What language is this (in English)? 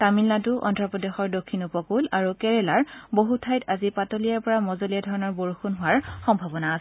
Assamese